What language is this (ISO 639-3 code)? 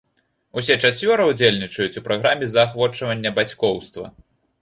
bel